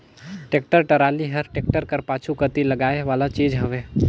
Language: Chhattisgarhi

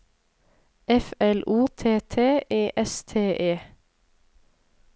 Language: Norwegian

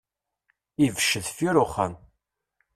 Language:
Kabyle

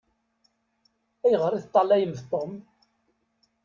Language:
Kabyle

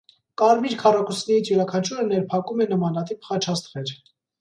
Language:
Armenian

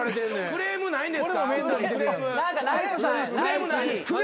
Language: Japanese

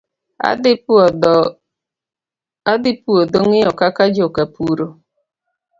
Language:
Luo (Kenya and Tanzania)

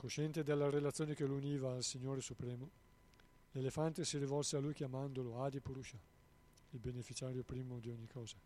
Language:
Italian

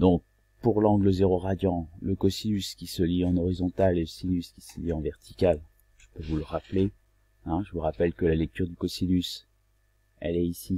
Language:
French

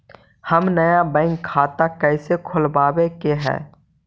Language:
Magahi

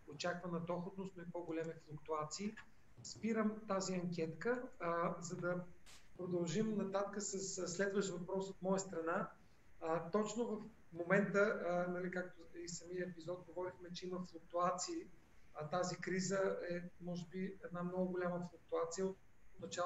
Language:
Bulgarian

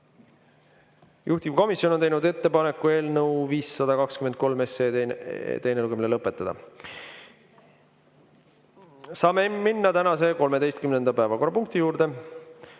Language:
Estonian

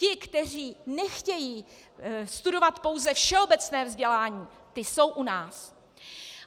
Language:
Czech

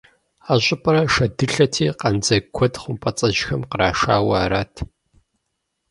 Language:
Kabardian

